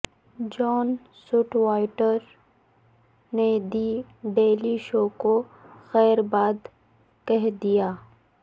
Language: Urdu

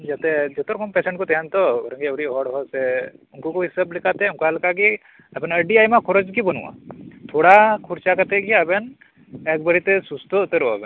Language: Santali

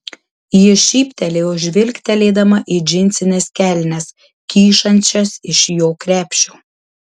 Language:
Lithuanian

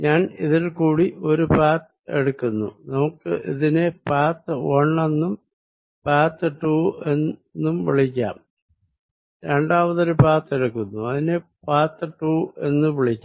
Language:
Malayalam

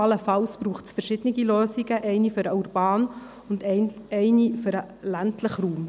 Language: Swiss German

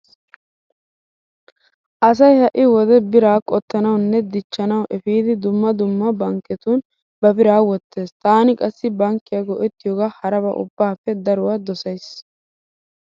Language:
Wolaytta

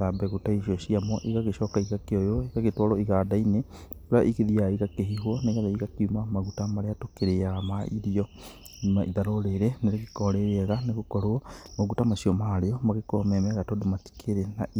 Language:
Kikuyu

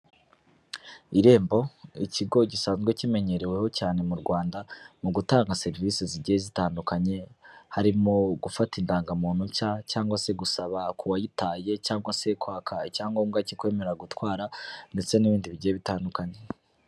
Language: Kinyarwanda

